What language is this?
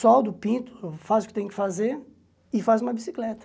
Portuguese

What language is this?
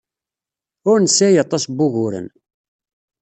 Kabyle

